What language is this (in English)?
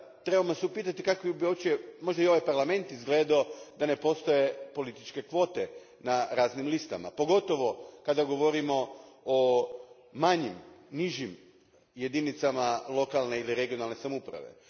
Croatian